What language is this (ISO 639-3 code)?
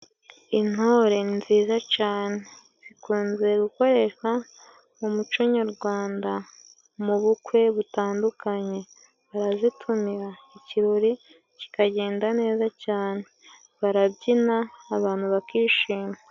kin